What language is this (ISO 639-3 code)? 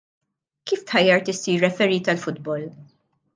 mlt